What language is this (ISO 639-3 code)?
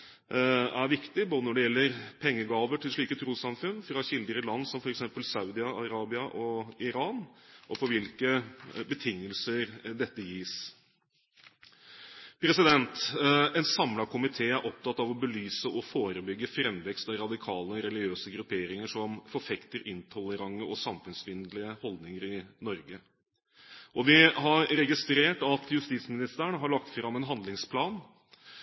nob